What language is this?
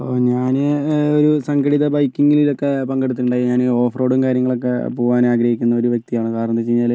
Malayalam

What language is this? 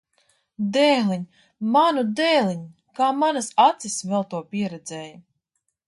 Latvian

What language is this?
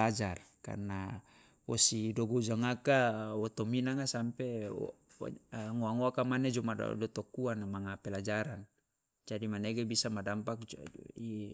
Loloda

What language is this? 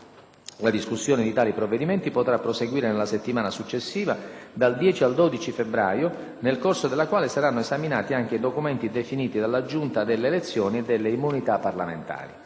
Italian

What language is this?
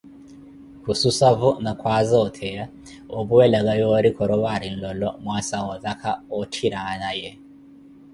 Koti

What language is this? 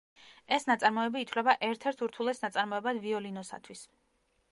Georgian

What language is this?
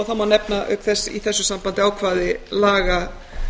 Icelandic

